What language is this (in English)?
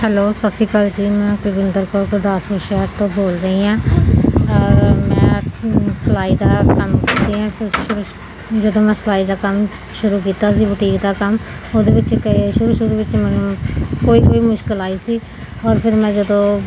Punjabi